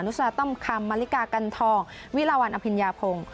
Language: Thai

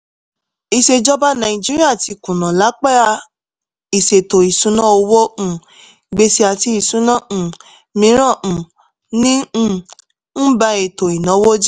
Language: Yoruba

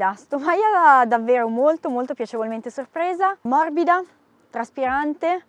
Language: Italian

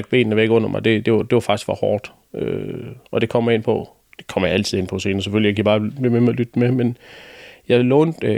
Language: Danish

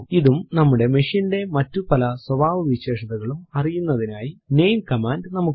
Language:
Malayalam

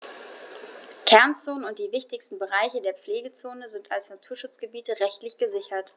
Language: German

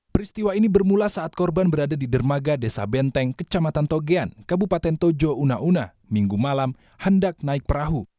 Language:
Indonesian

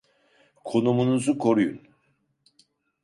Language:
Turkish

